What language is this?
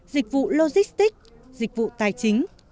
Vietnamese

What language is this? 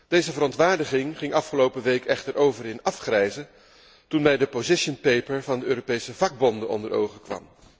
Dutch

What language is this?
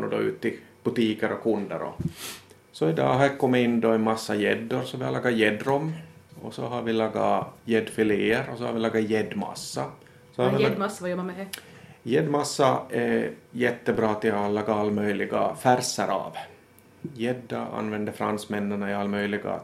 Swedish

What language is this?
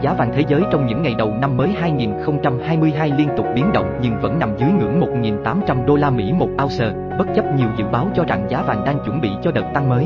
Vietnamese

